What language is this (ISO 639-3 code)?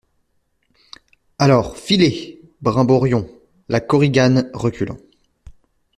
fra